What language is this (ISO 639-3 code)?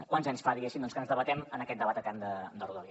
cat